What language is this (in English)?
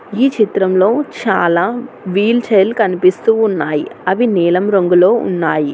Telugu